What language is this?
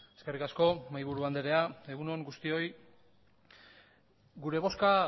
Basque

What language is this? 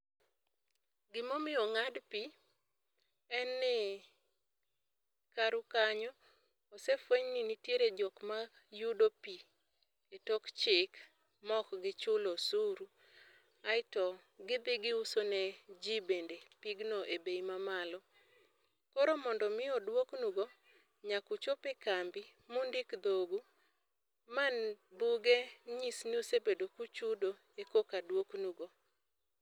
Luo (Kenya and Tanzania)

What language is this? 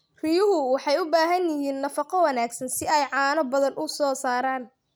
Somali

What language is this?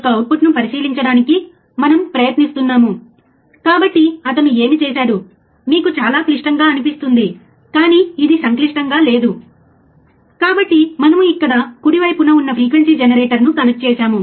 Telugu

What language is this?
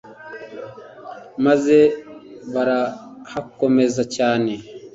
Kinyarwanda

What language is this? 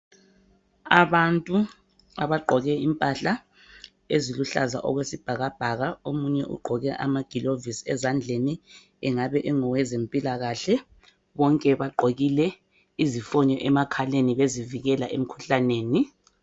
North Ndebele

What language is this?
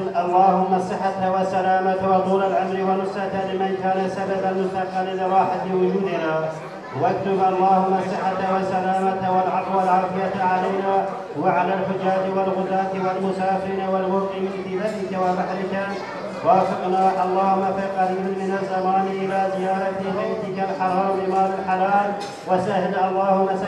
Turkish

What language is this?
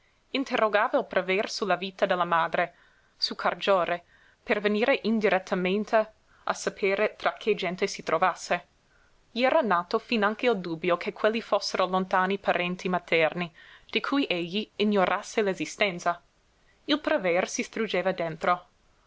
Italian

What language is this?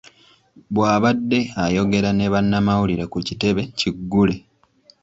Ganda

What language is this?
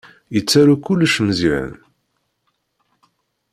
Kabyle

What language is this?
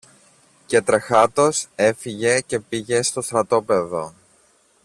Greek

